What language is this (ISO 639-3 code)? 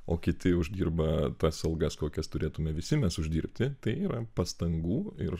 lit